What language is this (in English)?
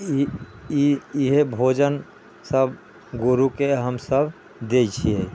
Maithili